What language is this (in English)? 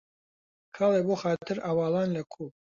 Central Kurdish